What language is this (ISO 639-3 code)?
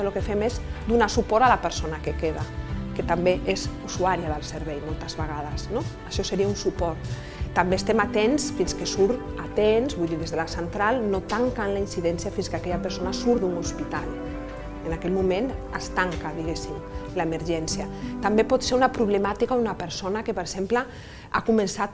cat